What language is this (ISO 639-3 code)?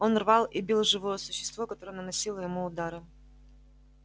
rus